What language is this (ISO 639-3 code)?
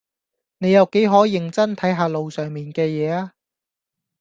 yue